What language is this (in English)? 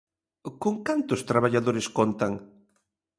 Galician